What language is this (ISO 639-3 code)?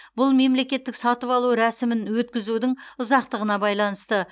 kaz